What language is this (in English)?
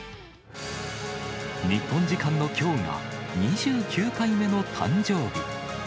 Japanese